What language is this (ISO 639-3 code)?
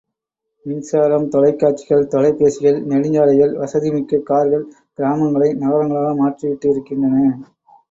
tam